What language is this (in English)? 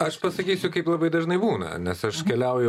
Lithuanian